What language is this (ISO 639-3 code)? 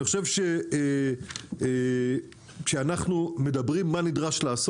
heb